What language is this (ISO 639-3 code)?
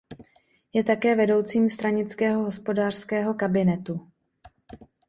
ces